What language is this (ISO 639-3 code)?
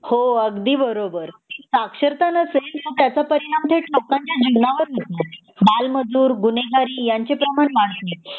mar